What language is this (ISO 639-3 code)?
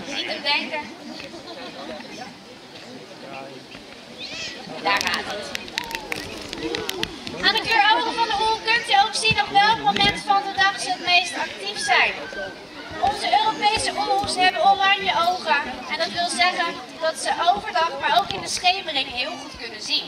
nld